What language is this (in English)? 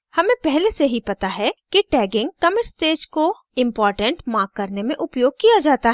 Hindi